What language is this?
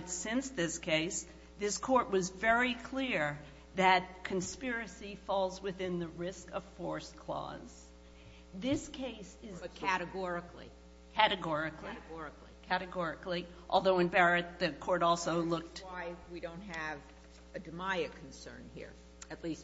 English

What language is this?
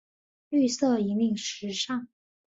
Chinese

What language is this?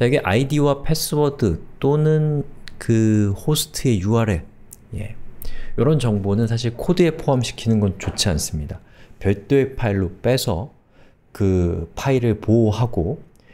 Korean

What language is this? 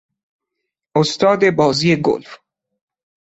Persian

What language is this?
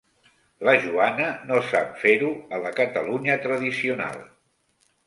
Catalan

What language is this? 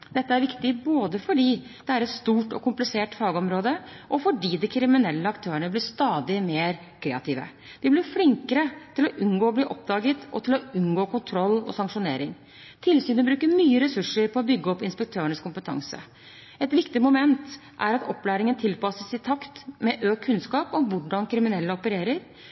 Norwegian Bokmål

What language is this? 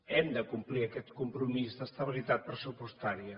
Catalan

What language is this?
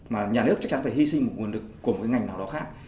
Vietnamese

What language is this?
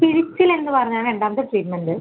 Malayalam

